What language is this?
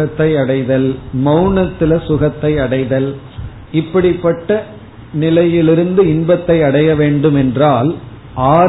Tamil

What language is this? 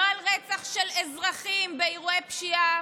Hebrew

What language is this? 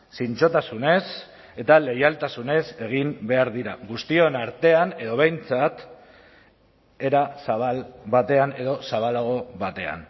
Basque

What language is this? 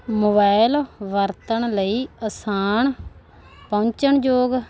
Punjabi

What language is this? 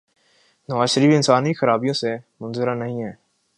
Urdu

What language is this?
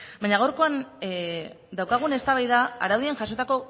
Basque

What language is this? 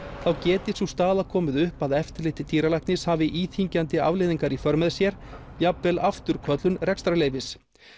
Icelandic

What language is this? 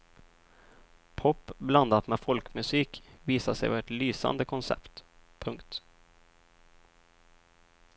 Swedish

